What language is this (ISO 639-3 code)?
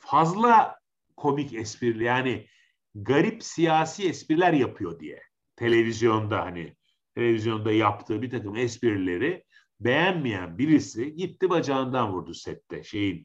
tur